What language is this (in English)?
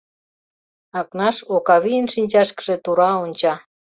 Mari